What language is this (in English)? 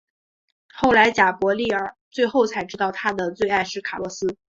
Chinese